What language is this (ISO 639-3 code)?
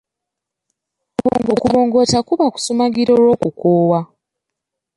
lug